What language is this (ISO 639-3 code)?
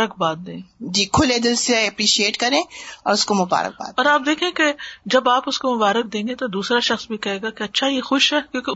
urd